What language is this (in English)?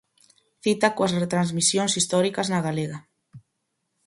Galician